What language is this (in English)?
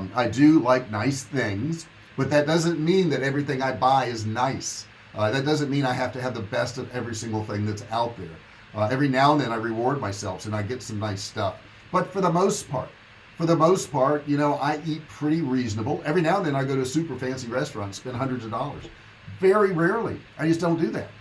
English